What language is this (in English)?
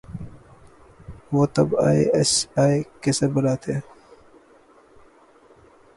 Urdu